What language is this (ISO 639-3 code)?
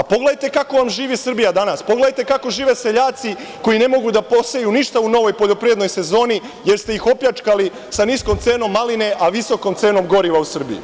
srp